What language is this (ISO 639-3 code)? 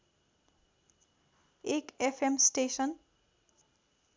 nep